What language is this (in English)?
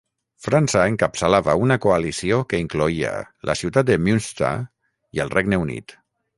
Catalan